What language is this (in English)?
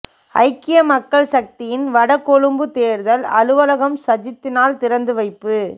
Tamil